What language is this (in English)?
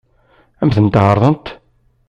Kabyle